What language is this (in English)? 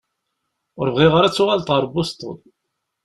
Kabyle